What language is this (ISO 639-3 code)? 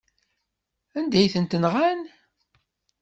kab